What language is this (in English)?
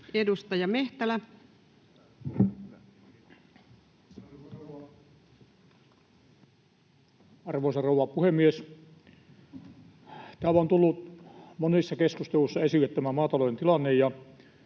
Finnish